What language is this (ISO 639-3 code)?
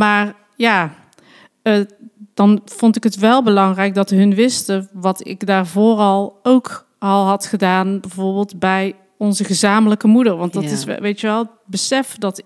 nld